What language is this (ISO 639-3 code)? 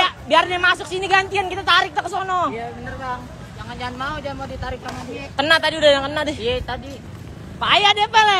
ind